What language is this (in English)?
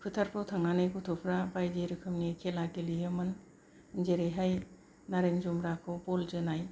Bodo